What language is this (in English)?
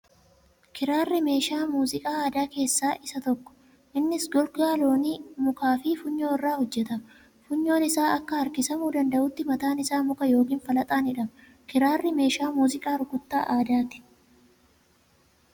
Oromo